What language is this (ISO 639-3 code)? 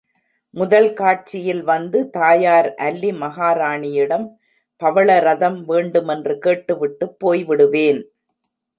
tam